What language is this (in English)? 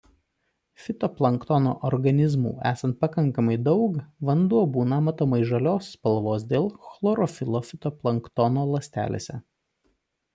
Lithuanian